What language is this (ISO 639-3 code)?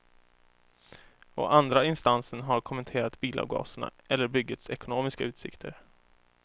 swe